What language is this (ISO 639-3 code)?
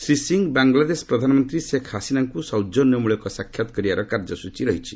ori